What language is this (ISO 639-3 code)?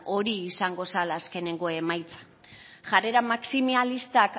eus